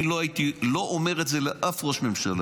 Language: Hebrew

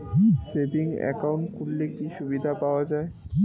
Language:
Bangla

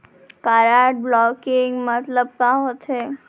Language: Chhattisgarhi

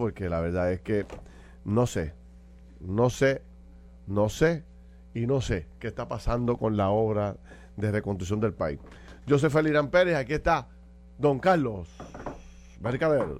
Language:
Spanish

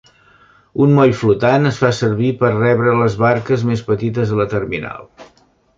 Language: Catalan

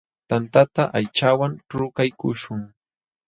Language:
Jauja Wanca Quechua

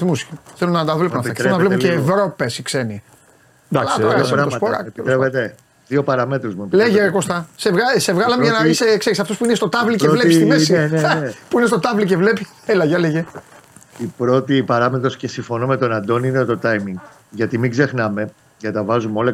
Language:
Greek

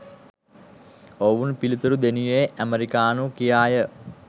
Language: Sinhala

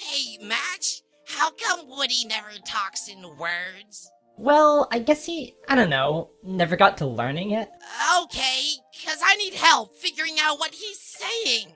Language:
English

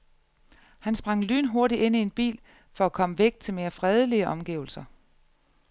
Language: Danish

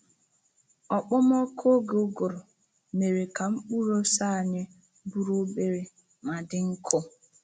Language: Igbo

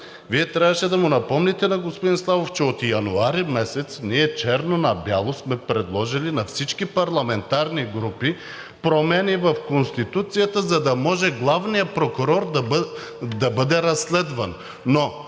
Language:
Bulgarian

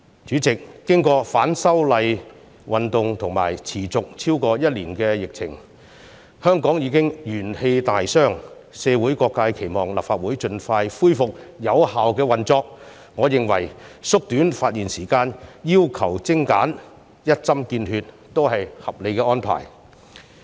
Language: Cantonese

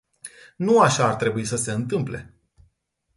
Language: Romanian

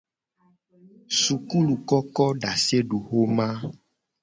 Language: Gen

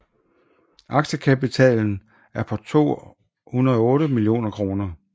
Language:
Danish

